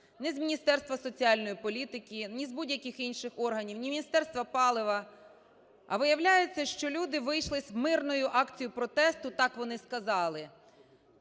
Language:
Ukrainian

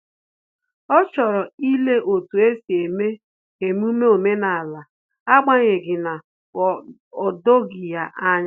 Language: Igbo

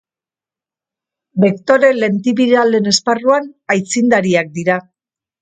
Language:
Basque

